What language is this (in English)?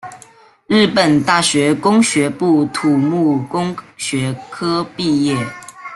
Chinese